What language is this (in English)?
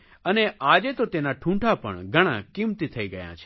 Gujarati